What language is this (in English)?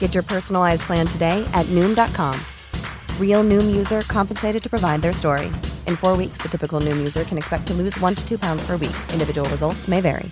Filipino